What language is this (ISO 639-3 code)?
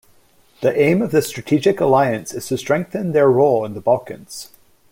eng